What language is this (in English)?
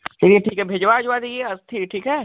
Hindi